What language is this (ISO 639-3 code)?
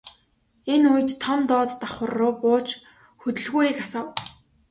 mon